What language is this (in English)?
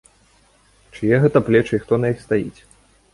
Belarusian